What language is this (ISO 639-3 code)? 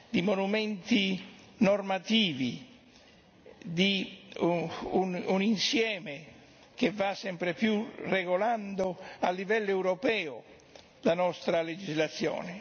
ita